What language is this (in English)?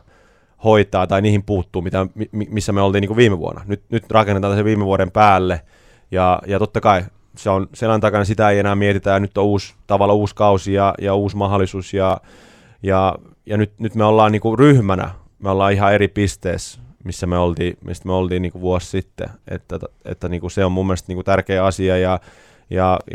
Finnish